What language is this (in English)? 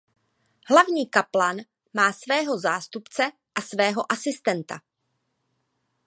Czech